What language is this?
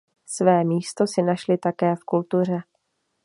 Czech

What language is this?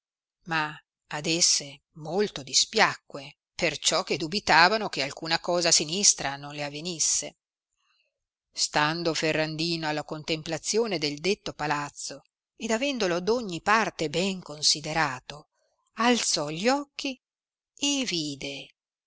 Italian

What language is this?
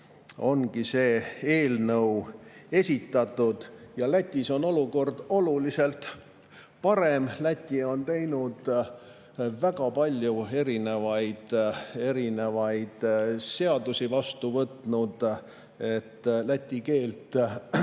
Estonian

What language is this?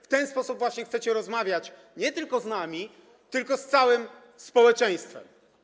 Polish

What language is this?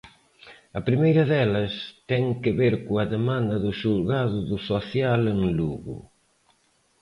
Galician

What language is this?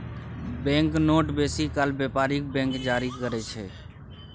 Maithili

